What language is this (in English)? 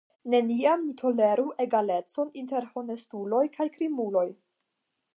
Esperanto